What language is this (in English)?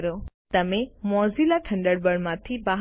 Gujarati